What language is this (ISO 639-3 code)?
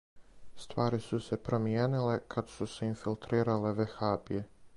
srp